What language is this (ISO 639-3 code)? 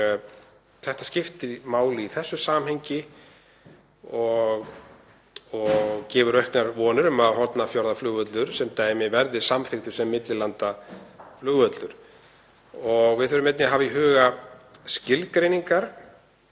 isl